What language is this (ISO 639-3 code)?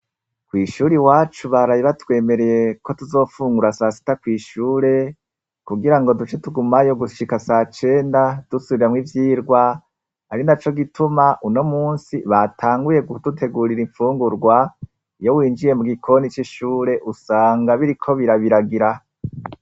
run